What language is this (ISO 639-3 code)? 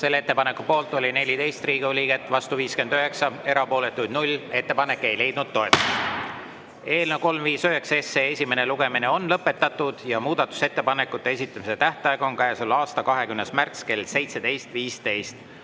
est